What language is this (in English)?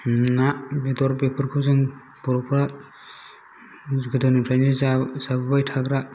Bodo